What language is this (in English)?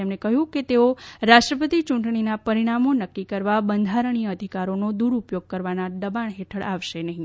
Gujarati